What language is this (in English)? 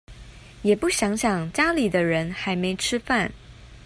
Chinese